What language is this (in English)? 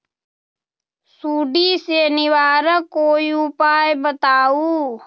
Magahi